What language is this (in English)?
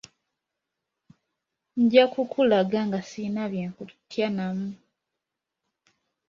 Ganda